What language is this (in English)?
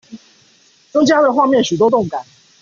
Chinese